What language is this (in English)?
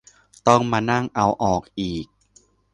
Thai